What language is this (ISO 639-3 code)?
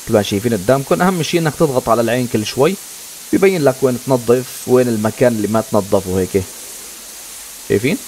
ara